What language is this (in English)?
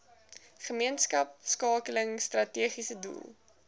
Afrikaans